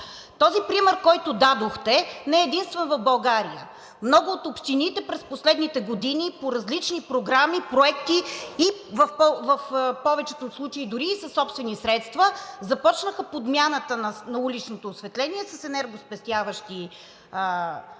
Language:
Bulgarian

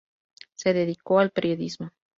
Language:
Spanish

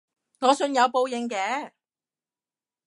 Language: Cantonese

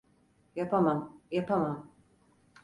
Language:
Turkish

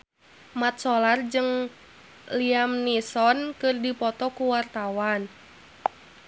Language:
Sundanese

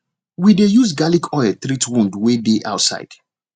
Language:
Nigerian Pidgin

